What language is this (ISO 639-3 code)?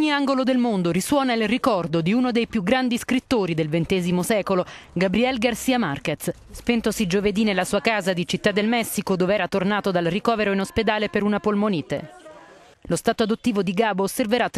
ita